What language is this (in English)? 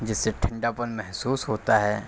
Urdu